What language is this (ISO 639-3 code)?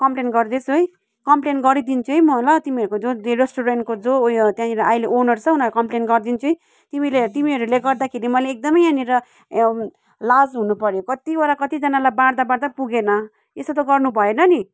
nep